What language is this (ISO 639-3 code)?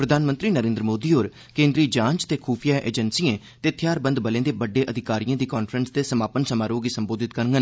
doi